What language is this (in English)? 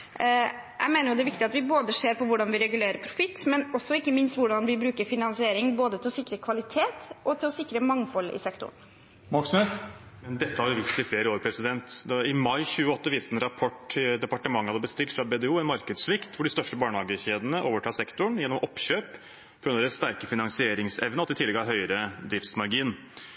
Norwegian Bokmål